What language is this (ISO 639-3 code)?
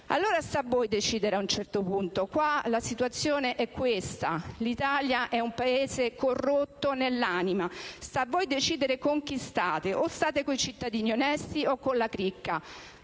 ita